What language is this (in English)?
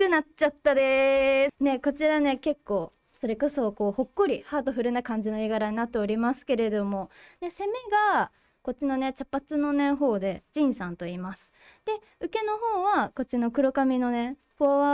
Japanese